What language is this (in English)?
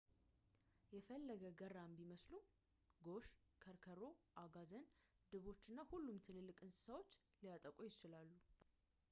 Amharic